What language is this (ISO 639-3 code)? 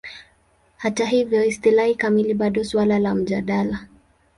swa